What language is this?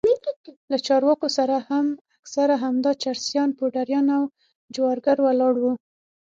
Pashto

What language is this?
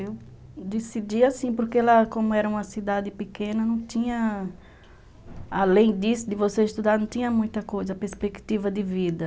Portuguese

